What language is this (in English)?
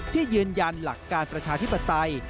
Thai